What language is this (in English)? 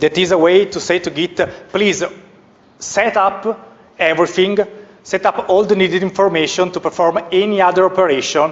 English